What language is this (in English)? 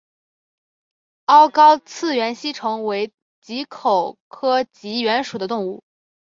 Chinese